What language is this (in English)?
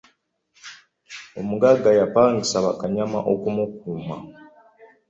Ganda